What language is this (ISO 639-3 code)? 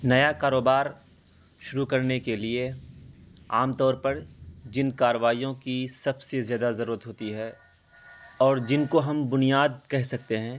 urd